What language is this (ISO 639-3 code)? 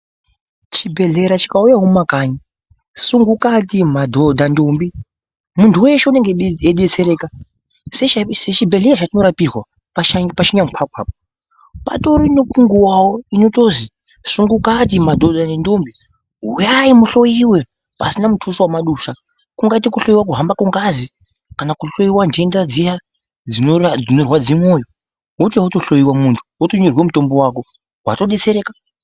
ndc